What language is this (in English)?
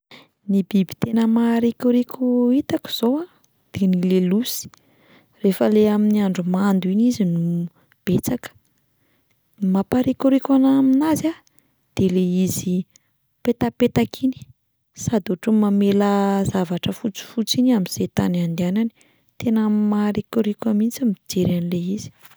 Malagasy